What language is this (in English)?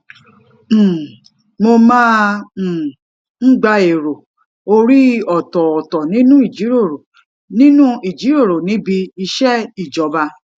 Yoruba